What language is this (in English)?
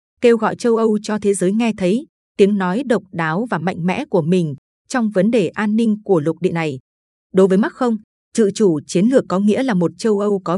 Vietnamese